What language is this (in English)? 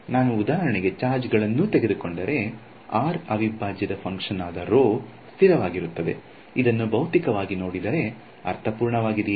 Kannada